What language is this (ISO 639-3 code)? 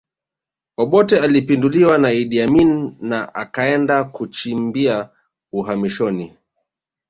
swa